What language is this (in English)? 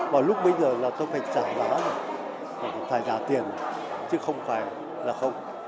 Vietnamese